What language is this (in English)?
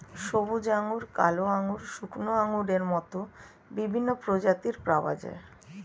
Bangla